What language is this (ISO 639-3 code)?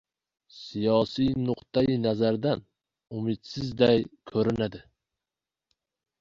uzb